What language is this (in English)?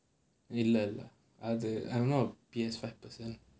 English